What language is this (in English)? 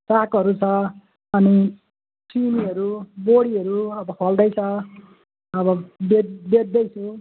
Nepali